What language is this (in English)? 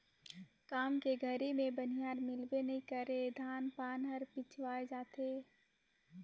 Chhattisgarhi